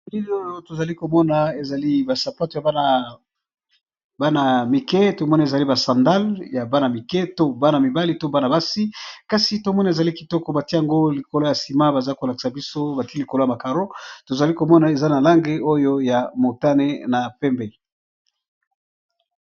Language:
Lingala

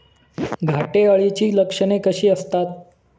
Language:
Marathi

